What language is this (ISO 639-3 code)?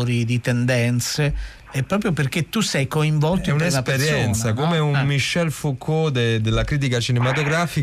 ita